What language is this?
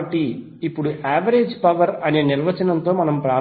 Telugu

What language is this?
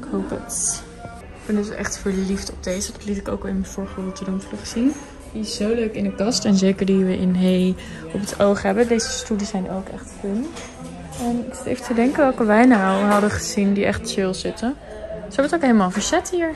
Dutch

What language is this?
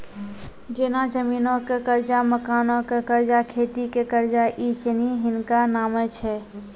Maithili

